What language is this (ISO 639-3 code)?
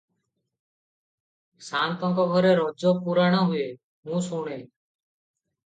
ori